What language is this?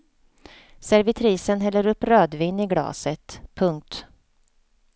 Swedish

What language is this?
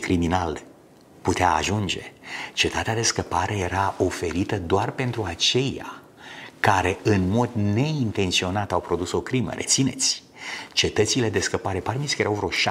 Romanian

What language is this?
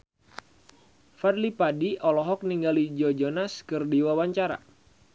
Sundanese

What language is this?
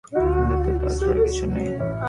Bangla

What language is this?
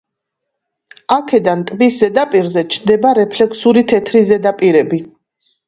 Georgian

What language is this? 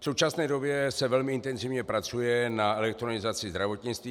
Czech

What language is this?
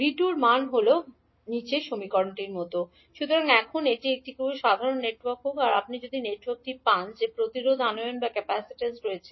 Bangla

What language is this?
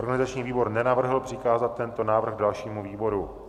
Czech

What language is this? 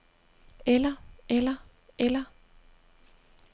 Danish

